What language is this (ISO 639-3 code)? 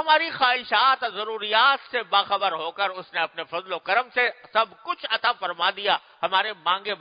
urd